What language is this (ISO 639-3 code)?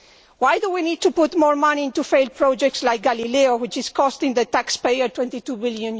eng